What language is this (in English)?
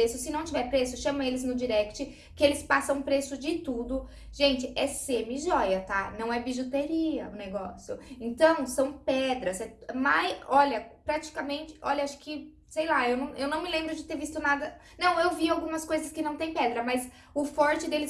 Portuguese